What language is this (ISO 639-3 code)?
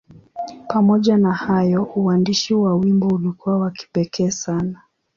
swa